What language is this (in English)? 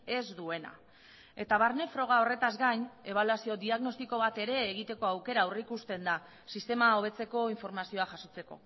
Basque